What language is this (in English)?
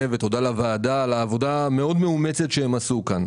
Hebrew